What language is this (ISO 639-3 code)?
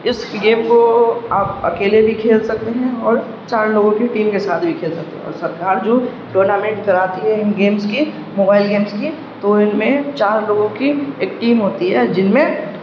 urd